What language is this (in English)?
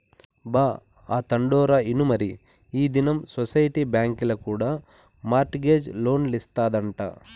Telugu